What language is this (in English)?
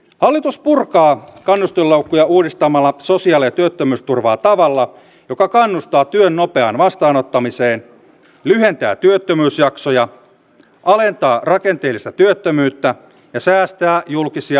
Finnish